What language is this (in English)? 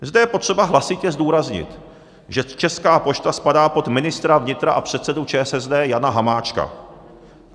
Czech